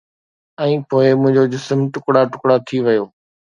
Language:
Sindhi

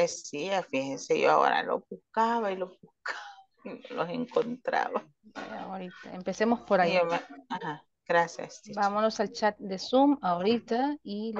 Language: Spanish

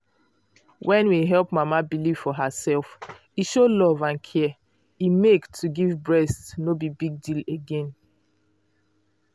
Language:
Nigerian Pidgin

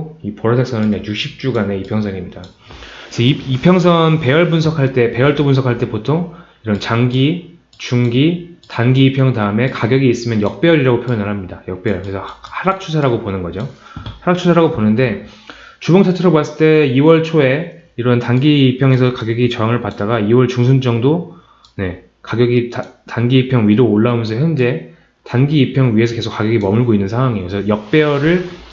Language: Korean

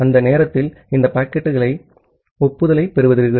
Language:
Tamil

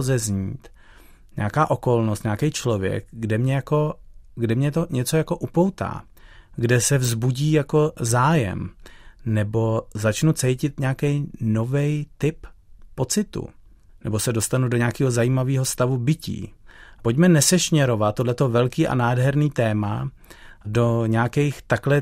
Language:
Czech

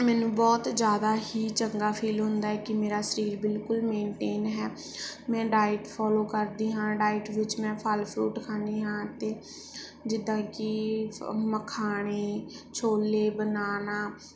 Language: Punjabi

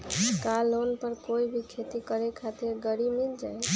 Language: Magahi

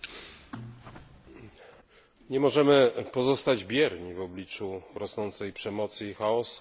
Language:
Polish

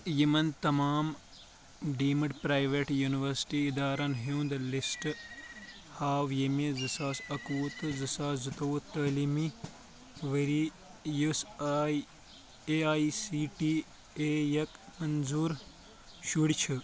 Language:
Kashmiri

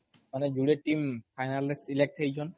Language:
Odia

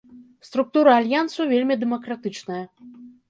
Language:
Belarusian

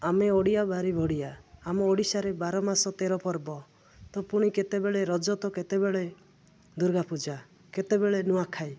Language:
Odia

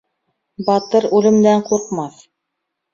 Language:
Bashkir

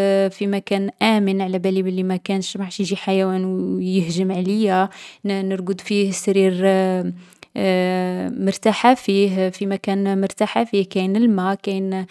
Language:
Algerian Arabic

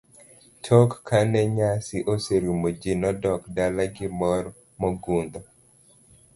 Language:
Luo (Kenya and Tanzania)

